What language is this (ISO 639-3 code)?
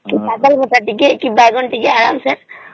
ori